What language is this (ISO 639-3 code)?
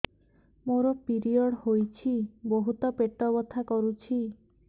ori